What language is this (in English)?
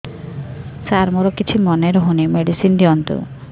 Odia